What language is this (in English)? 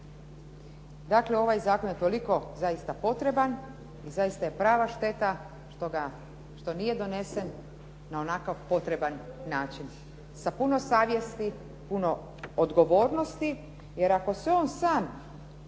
Croatian